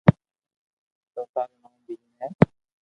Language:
Loarki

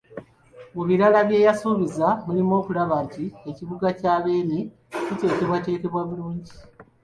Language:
Ganda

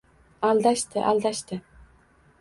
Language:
Uzbek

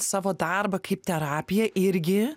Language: Lithuanian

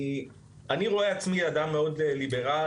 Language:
Hebrew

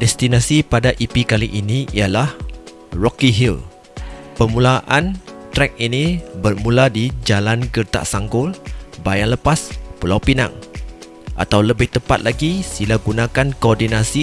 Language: Malay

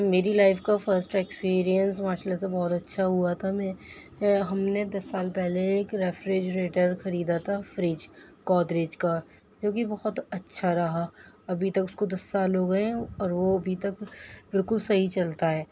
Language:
Urdu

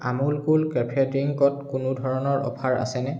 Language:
Assamese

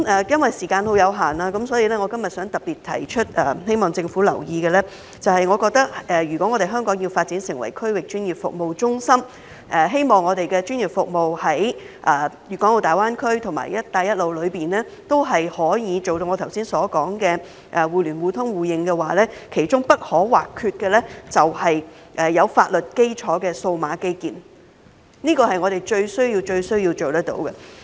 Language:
Cantonese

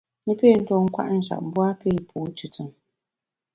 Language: Bamun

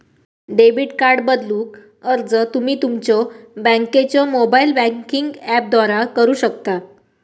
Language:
Marathi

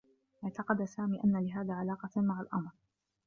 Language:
Arabic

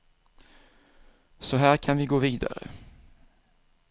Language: Swedish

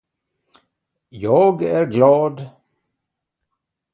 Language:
Swedish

